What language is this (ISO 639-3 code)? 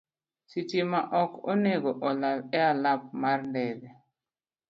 luo